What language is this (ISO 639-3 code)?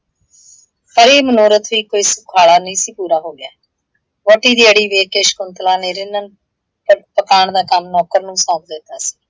pan